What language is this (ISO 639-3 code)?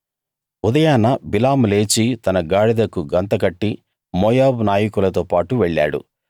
tel